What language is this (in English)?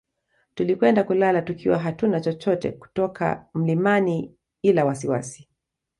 Swahili